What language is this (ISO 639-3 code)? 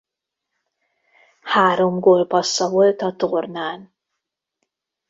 hun